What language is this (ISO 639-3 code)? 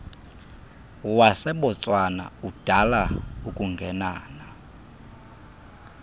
xho